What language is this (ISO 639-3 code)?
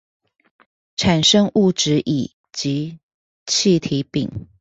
zho